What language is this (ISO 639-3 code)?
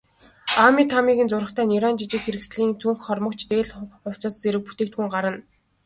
mon